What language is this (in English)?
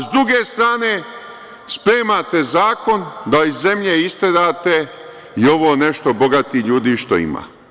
Serbian